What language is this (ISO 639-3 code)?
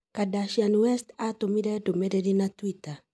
kik